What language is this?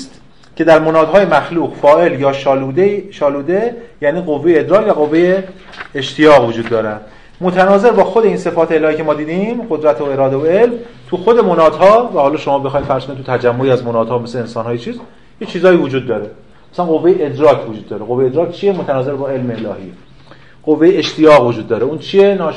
Persian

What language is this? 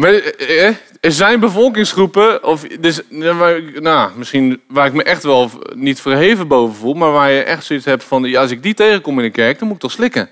Dutch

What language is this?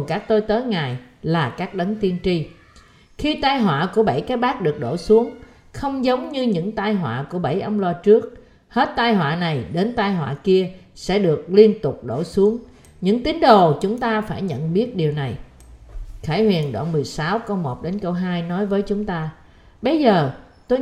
Vietnamese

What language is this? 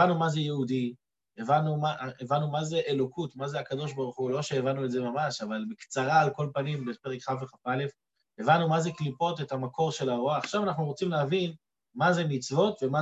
Hebrew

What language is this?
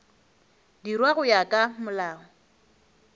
Northern Sotho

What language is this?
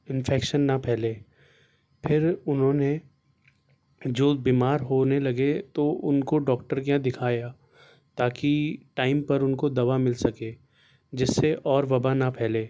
Urdu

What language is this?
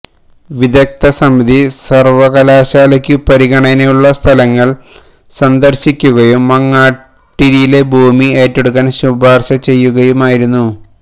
Malayalam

